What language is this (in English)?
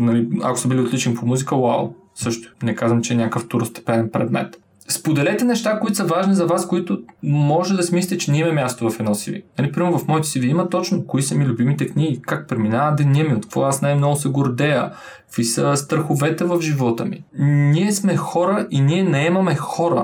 Bulgarian